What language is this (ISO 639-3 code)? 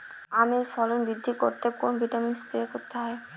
ben